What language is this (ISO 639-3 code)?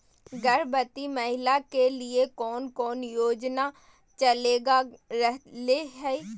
mag